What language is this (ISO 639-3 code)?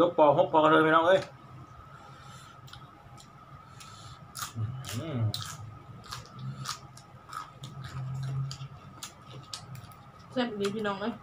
tha